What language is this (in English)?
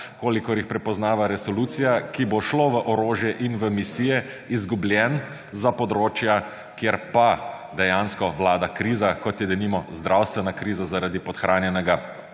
Slovenian